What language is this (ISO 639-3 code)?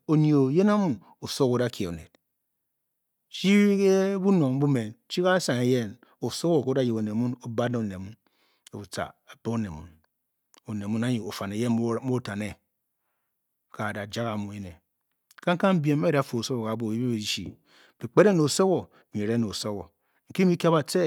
bky